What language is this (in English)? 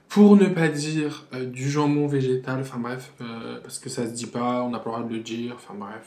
French